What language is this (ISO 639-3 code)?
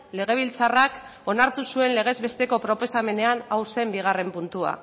eus